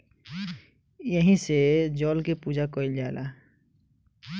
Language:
Bhojpuri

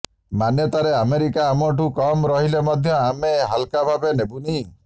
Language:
Odia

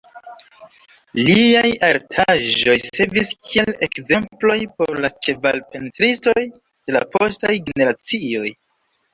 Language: Esperanto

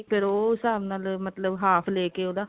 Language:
Punjabi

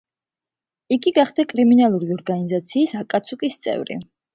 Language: Georgian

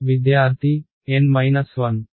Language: Telugu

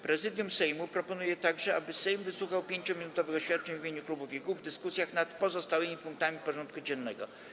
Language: Polish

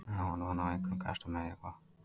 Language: Icelandic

